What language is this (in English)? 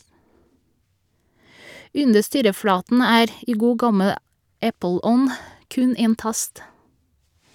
Norwegian